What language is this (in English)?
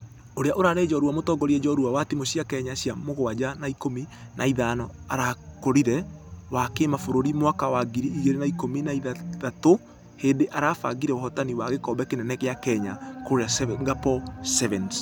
Kikuyu